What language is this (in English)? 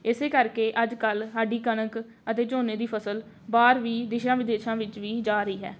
Punjabi